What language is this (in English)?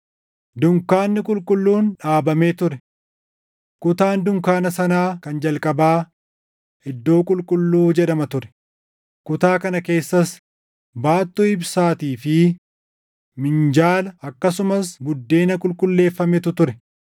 Oromo